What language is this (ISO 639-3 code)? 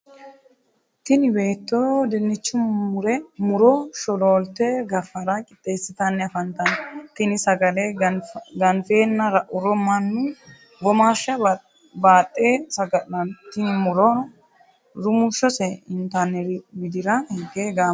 sid